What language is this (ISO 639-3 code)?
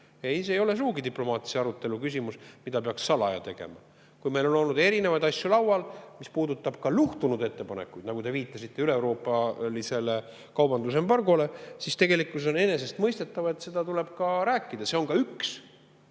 est